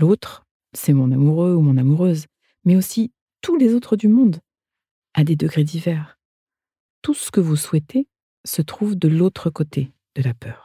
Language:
French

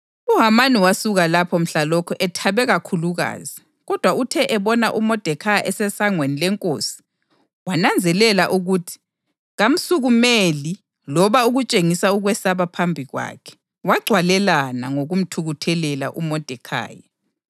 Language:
North Ndebele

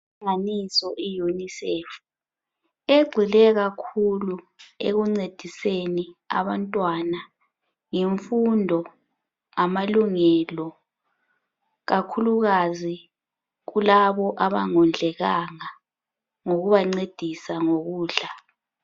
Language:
North Ndebele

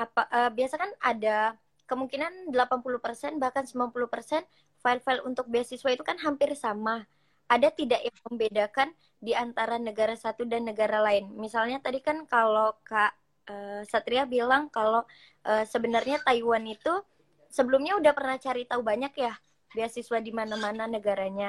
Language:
Indonesian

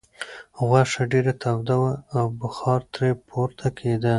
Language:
Pashto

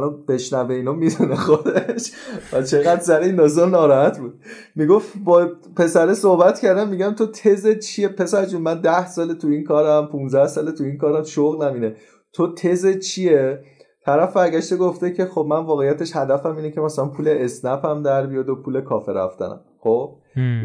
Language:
Persian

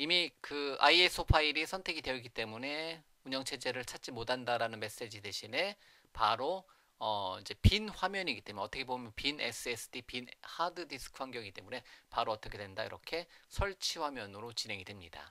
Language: Korean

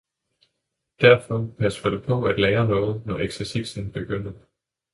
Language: Danish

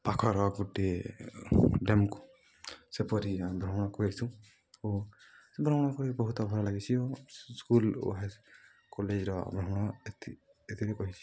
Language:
Odia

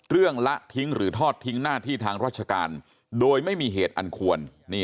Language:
Thai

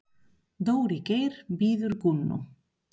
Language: Icelandic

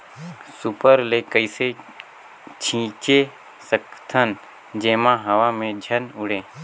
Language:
Chhattisgarhi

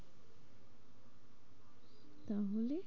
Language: Bangla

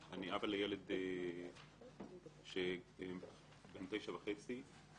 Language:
Hebrew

